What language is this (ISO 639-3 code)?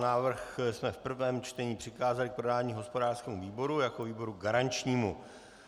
ces